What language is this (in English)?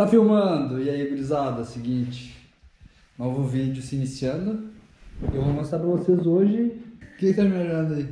Portuguese